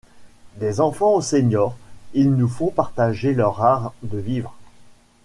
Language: French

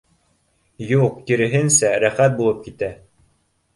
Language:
Bashkir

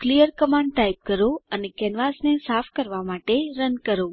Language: Gujarati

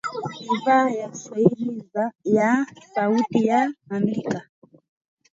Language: Swahili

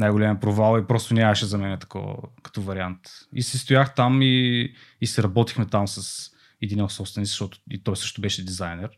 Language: Bulgarian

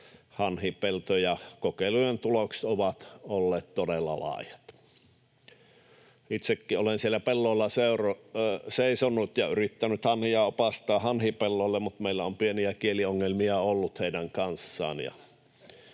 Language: Finnish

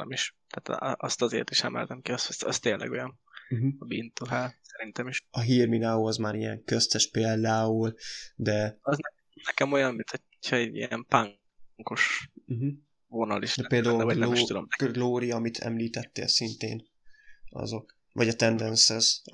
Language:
Hungarian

